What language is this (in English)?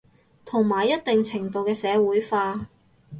Cantonese